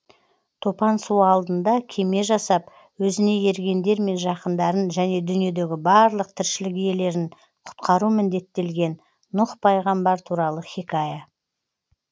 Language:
Kazakh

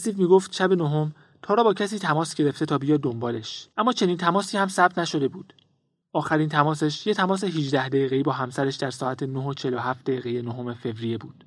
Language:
Persian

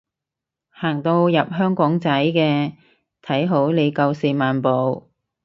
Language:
Cantonese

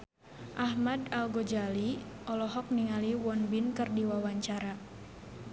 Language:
Sundanese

